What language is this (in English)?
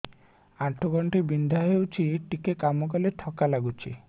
Odia